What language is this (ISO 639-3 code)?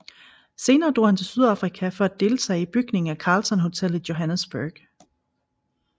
dan